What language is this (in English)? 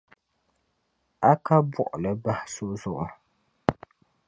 Dagbani